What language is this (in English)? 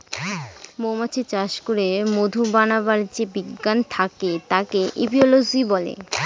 Bangla